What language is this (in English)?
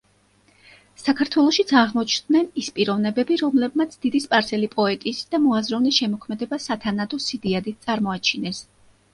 Georgian